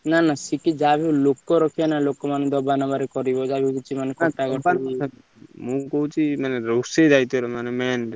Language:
Odia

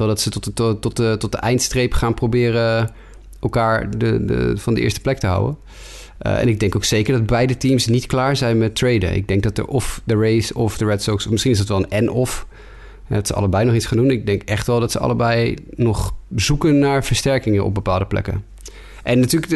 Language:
Dutch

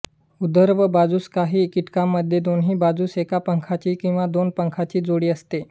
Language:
Marathi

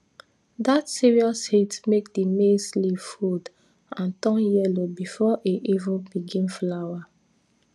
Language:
Nigerian Pidgin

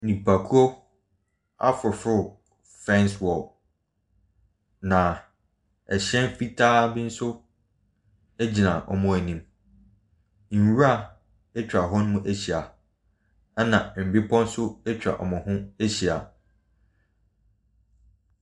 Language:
Akan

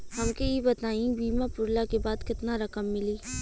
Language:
Bhojpuri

